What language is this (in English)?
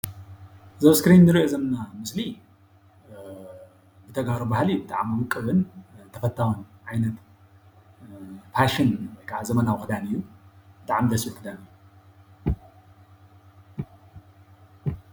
Tigrinya